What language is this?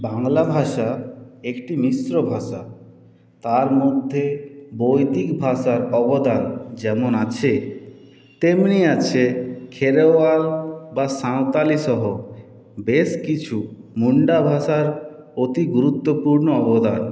Bangla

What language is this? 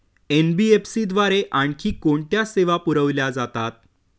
Marathi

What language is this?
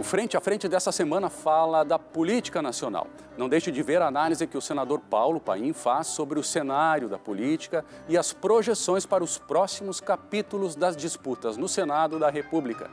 Portuguese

